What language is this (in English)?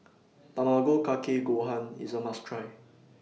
English